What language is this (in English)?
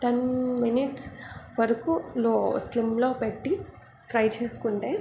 Telugu